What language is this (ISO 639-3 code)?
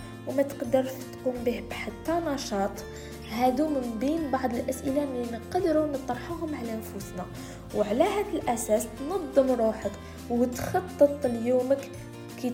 ara